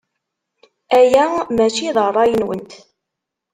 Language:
Kabyle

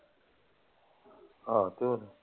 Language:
Punjabi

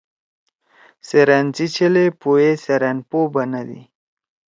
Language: Torwali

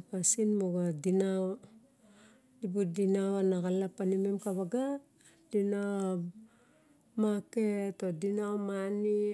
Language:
Barok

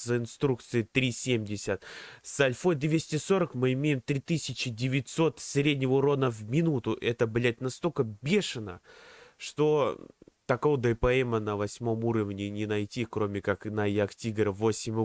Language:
Russian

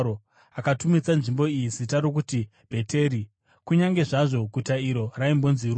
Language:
Shona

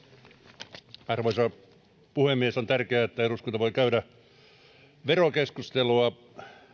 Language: Finnish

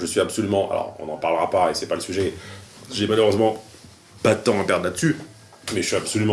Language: French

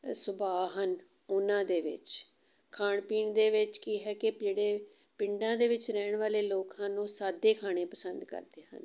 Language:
Punjabi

